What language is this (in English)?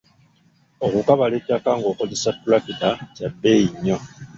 Ganda